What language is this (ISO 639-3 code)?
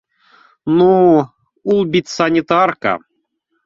bak